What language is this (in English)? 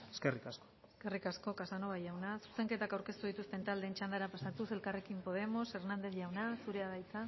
Basque